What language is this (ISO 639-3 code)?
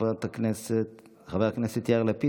heb